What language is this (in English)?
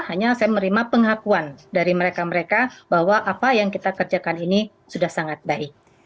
Indonesian